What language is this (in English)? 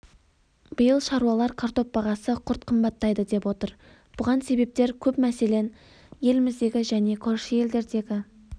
Kazakh